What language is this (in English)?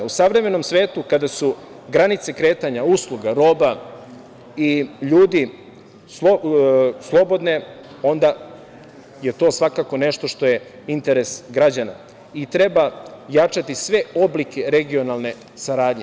Serbian